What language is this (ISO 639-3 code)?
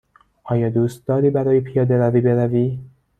fas